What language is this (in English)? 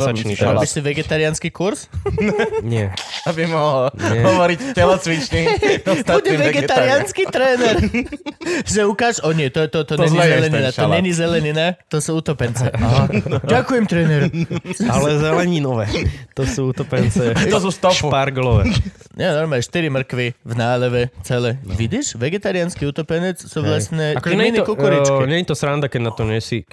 Slovak